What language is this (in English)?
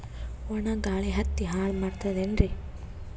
Kannada